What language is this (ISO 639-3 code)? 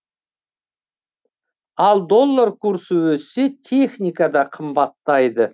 kaz